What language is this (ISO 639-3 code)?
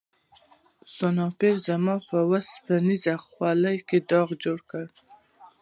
pus